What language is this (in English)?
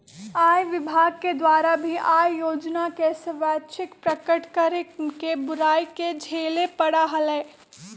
Magahi